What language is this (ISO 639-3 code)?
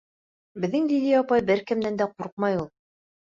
bak